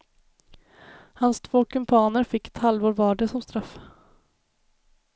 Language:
Swedish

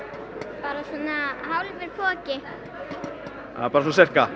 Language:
Icelandic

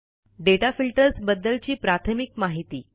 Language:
Marathi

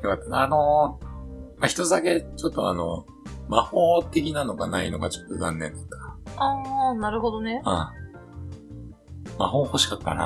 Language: Japanese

